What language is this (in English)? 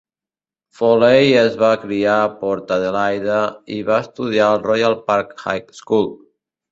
Catalan